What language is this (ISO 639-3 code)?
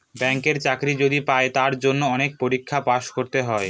ben